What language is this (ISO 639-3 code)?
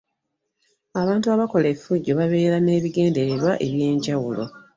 lug